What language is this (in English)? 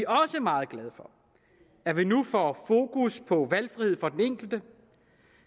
Danish